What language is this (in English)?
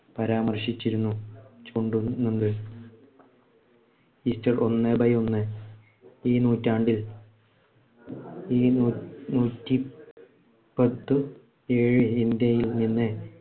Malayalam